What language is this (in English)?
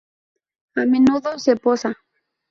Spanish